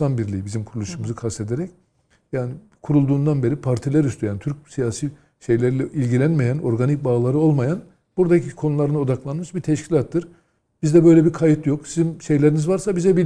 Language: Turkish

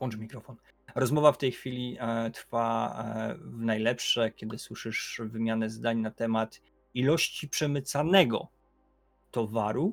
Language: Polish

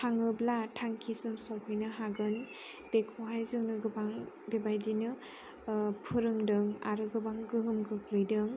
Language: Bodo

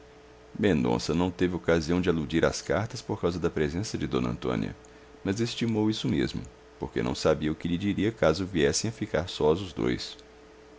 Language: Portuguese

